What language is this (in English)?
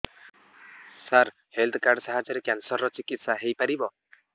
Odia